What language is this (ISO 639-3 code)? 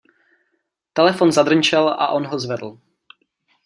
ces